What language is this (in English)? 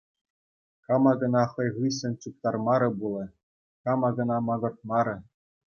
Chuvash